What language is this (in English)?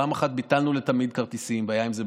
Hebrew